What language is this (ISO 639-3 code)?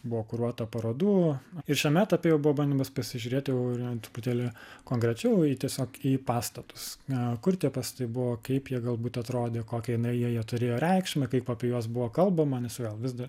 lit